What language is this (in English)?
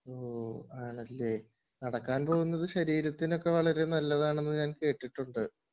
Malayalam